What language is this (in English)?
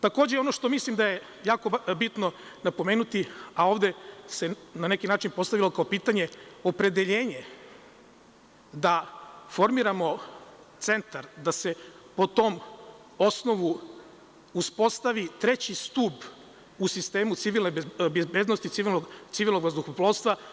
Serbian